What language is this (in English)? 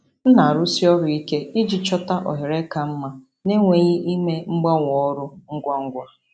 Igbo